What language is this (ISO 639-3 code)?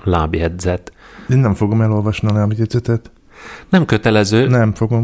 hun